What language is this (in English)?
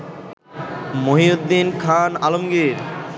Bangla